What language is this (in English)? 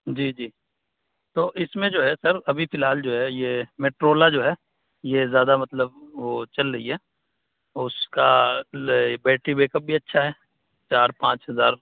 Urdu